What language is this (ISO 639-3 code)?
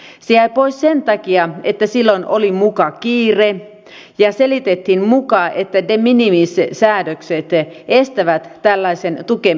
fin